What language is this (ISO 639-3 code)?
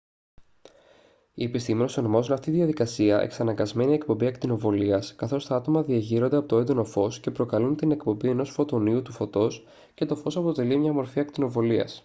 ell